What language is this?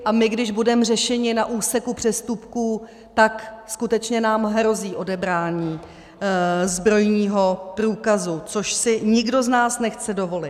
Czech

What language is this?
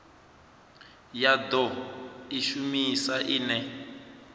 Venda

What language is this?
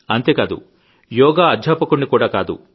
Telugu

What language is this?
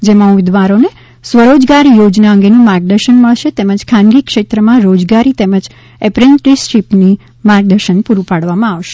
Gujarati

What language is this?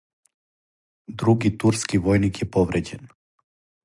Serbian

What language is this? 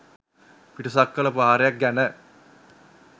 Sinhala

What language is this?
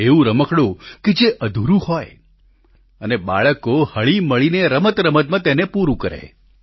Gujarati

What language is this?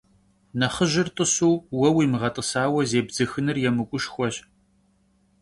Kabardian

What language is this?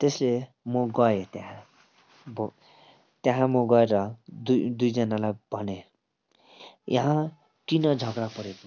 Nepali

